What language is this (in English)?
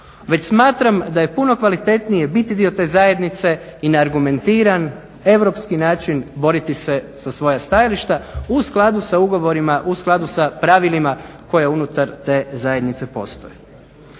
Croatian